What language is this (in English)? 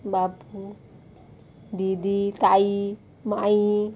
Konkani